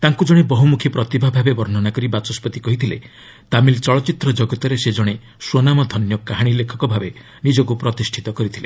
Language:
Odia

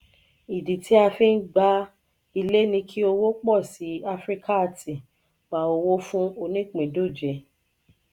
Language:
Yoruba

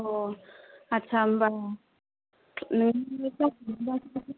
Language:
Bodo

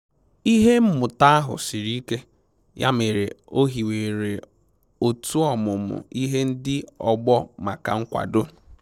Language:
Igbo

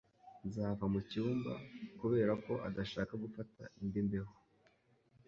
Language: Kinyarwanda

